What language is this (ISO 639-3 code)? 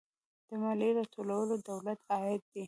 pus